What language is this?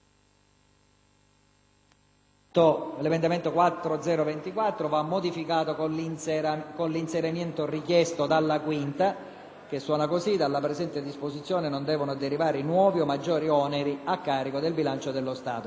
Italian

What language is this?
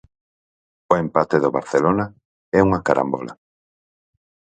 Galician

